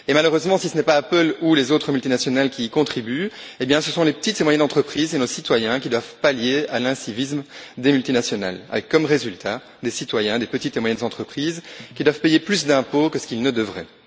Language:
French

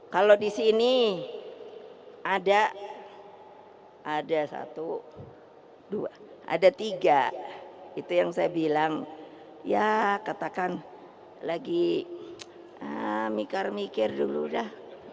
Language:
Indonesian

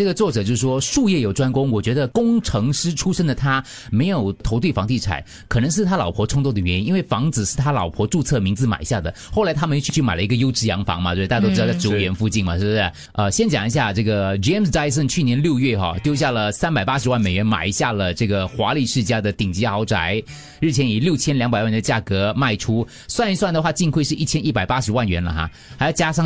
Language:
Chinese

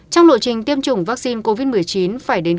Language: Vietnamese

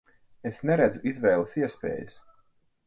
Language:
Latvian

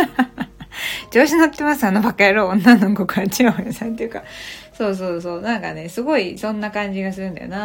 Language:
Japanese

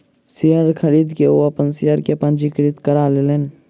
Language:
Maithili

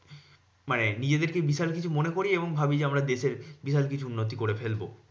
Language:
Bangla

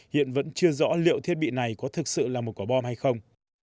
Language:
Vietnamese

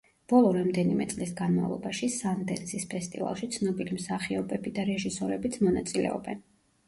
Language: Georgian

